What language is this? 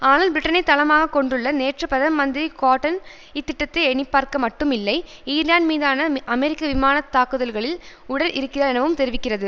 Tamil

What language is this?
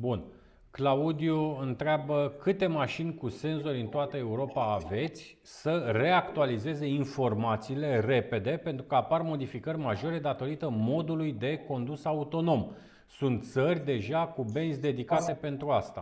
Romanian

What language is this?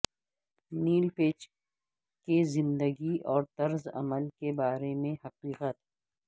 Urdu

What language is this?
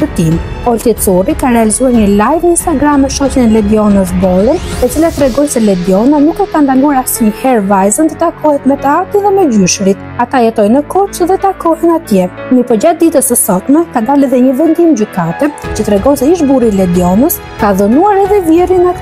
Romanian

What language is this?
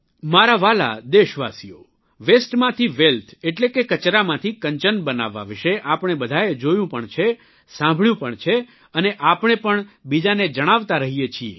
Gujarati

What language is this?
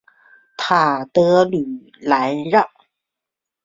Chinese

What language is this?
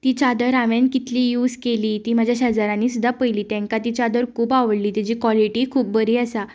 Konkani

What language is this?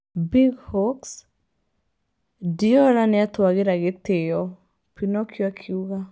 Kikuyu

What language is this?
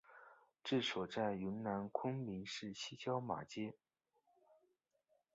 Chinese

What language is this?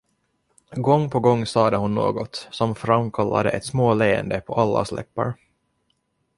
Swedish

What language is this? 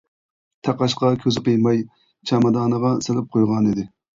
Uyghur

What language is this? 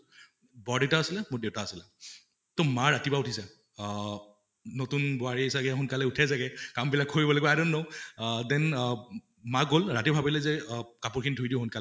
Assamese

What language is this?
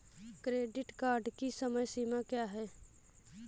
Hindi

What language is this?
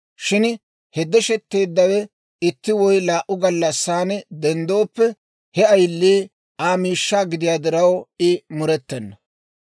Dawro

